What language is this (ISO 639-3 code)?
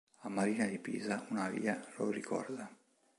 ita